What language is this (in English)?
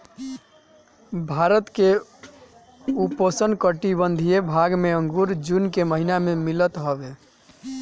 Bhojpuri